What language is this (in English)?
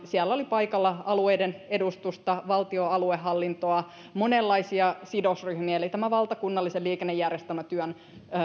Finnish